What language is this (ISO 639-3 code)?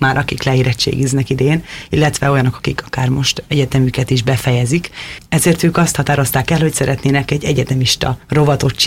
hun